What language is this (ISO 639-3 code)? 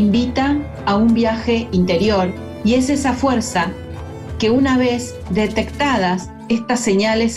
spa